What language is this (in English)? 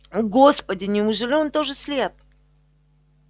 Russian